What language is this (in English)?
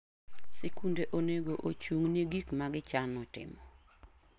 Luo (Kenya and Tanzania)